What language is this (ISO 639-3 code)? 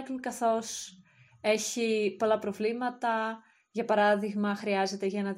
ell